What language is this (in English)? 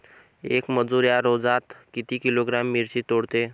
Marathi